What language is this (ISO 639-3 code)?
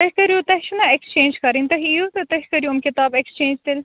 kas